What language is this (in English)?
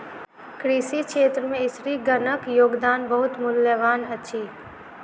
Maithili